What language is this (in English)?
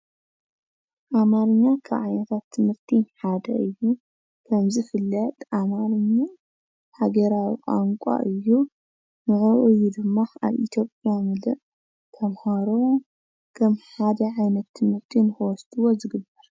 Tigrinya